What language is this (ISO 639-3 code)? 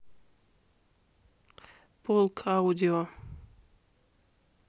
rus